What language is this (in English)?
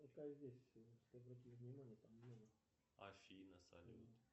Russian